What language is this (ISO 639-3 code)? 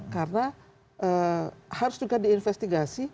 ind